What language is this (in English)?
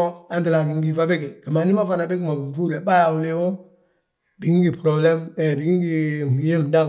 Balanta-Ganja